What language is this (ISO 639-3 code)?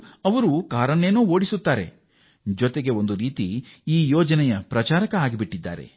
kan